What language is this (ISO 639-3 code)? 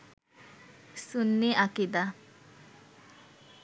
ben